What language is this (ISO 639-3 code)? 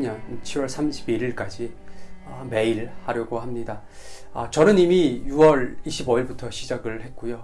kor